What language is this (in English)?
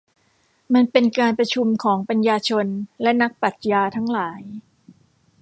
Thai